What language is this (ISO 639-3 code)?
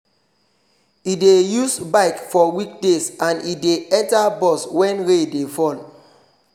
pcm